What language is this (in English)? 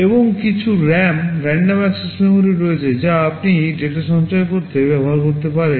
Bangla